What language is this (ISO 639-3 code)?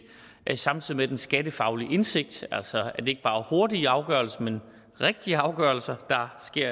dan